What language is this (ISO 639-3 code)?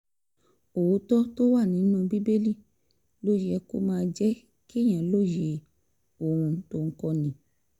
yor